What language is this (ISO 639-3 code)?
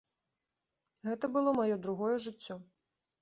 bel